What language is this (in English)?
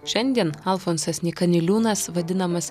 Lithuanian